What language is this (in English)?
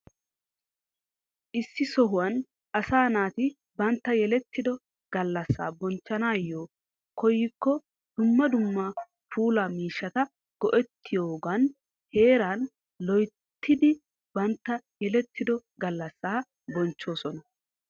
Wolaytta